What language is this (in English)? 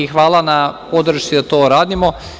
Serbian